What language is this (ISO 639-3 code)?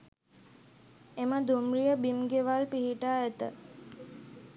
sin